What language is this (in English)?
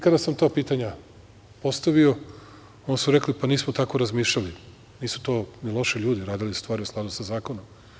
Serbian